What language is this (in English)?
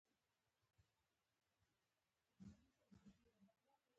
Pashto